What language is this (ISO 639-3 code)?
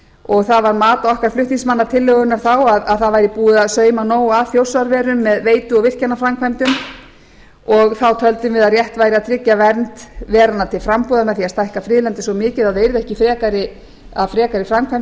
isl